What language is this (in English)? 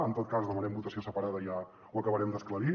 Catalan